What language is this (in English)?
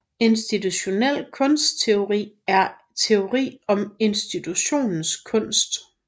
Danish